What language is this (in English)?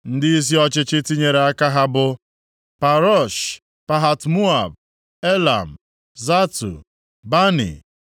Igbo